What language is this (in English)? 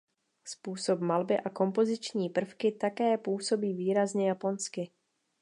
Czech